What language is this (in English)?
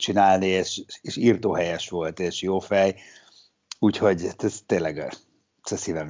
Hungarian